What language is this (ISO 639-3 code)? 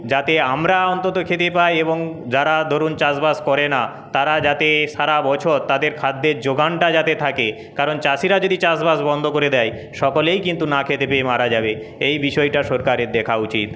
ben